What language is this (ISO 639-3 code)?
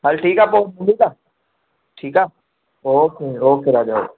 snd